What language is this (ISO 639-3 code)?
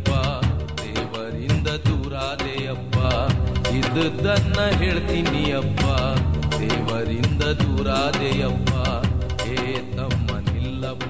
kan